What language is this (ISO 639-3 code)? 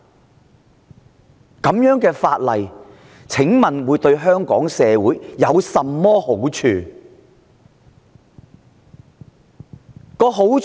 yue